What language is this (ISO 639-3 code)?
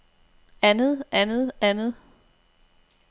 dan